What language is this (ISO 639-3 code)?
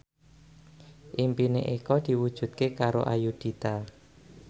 jav